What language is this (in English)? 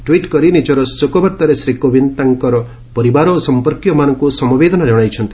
Odia